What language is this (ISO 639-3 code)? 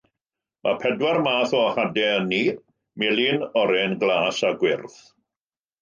cym